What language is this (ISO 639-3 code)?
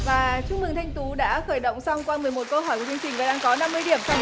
vie